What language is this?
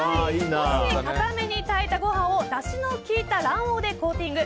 Japanese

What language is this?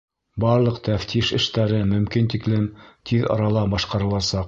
Bashkir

